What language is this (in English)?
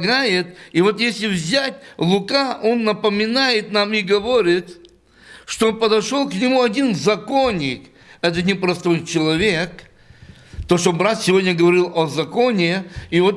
Russian